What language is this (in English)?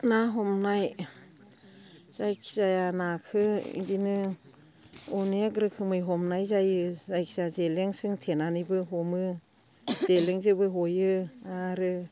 Bodo